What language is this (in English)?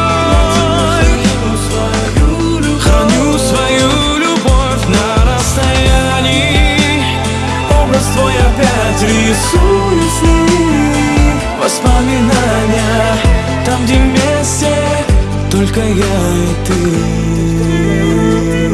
Russian